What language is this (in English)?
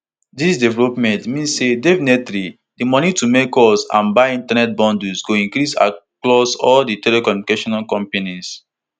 Nigerian Pidgin